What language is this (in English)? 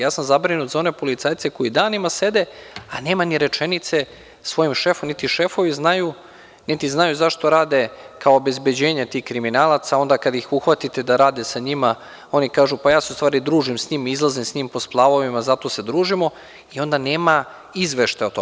Serbian